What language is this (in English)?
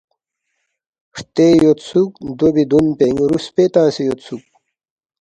Balti